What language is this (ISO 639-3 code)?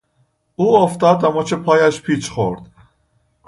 fas